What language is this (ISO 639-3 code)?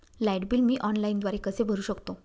mar